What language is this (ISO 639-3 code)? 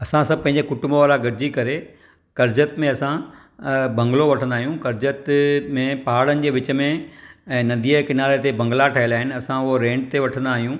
snd